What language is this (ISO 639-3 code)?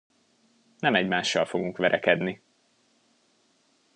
hun